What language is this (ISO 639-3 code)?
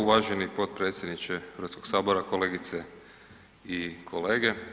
hrv